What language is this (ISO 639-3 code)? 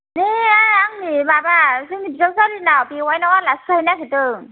brx